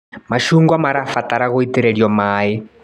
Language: Kikuyu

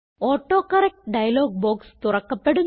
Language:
Malayalam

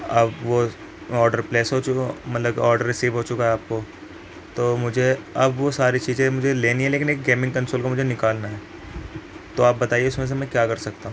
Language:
Urdu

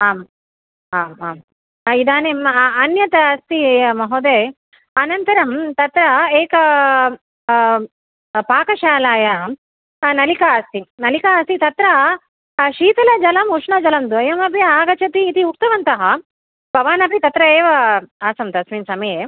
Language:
Sanskrit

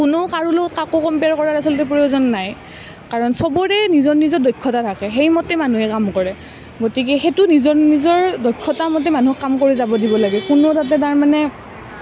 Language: Assamese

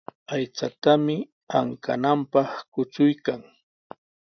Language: Sihuas Ancash Quechua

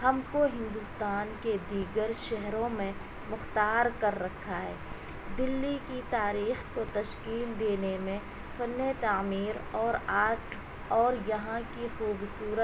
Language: Urdu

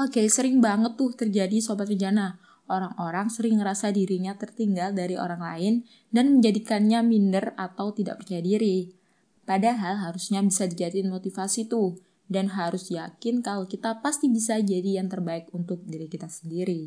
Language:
Indonesian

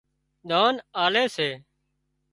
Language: Wadiyara Koli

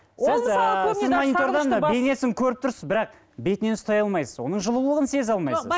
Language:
Kazakh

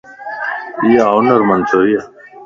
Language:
Lasi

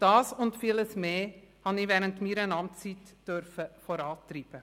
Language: Swiss German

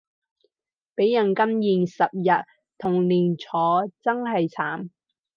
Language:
Cantonese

